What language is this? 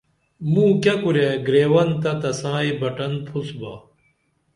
Dameli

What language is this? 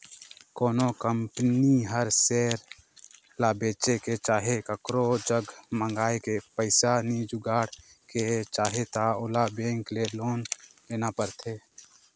Chhattisgarhi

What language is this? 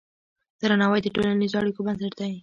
Pashto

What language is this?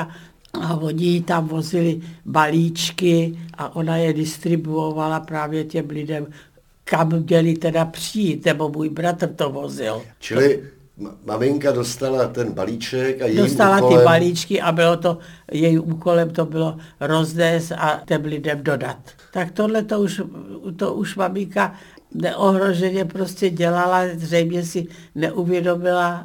Czech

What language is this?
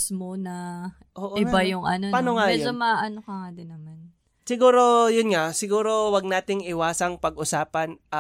Filipino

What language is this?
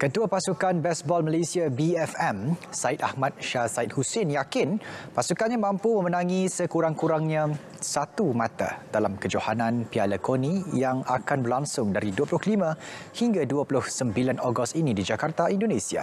Malay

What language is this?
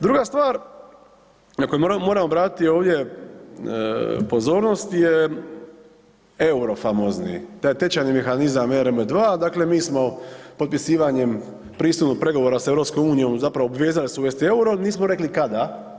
Croatian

